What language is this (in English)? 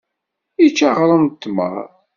Kabyle